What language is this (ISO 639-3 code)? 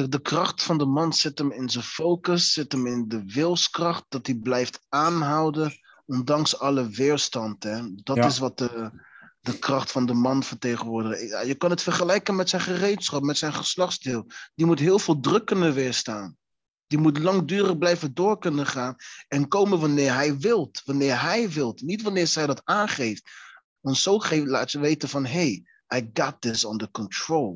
nld